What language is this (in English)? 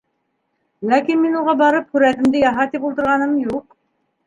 Bashkir